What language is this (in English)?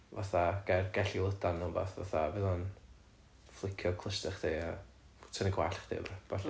Welsh